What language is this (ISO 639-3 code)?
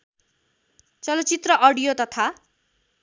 nep